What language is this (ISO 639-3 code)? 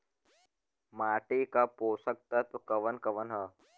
bho